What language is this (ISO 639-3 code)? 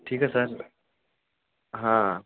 hin